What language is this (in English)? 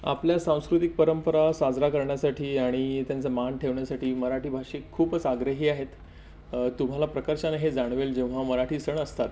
Marathi